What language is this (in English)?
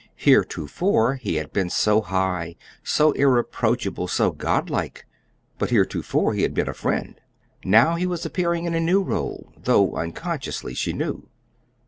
English